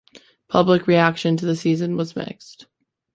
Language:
English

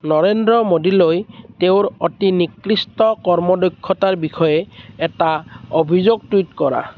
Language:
Assamese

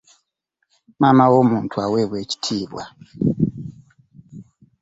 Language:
Ganda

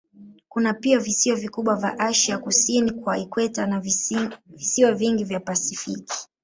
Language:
Swahili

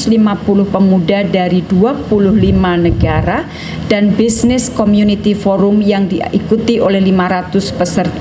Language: Indonesian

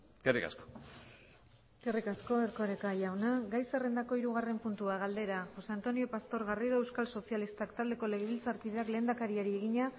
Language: Basque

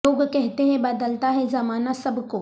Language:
Urdu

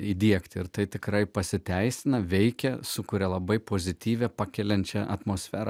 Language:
Lithuanian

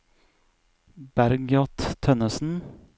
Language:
Norwegian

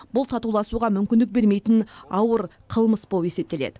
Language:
Kazakh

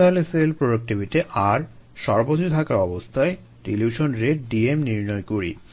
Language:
Bangla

